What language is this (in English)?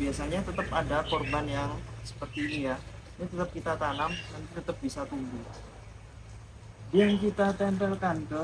Indonesian